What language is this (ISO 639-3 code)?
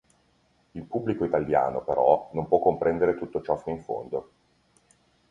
ita